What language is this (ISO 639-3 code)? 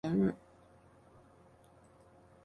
zho